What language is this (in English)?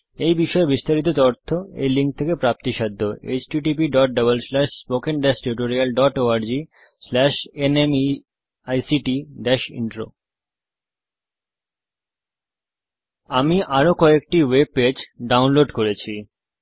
Bangla